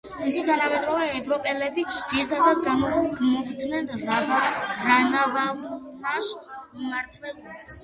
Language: Georgian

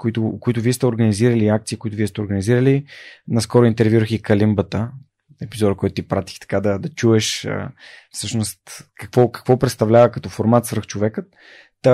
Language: Bulgarian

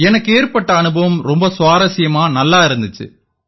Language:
Tamil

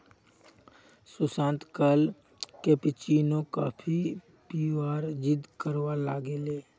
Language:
Magahi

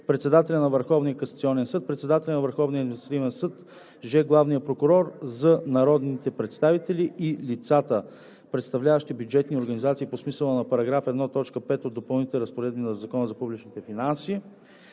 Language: Bulgarian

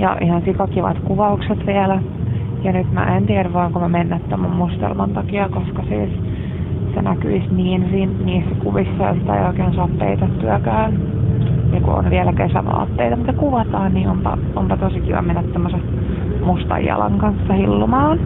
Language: Finnish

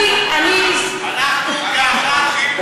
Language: Hebrew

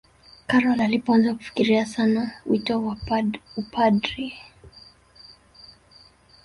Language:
Swahili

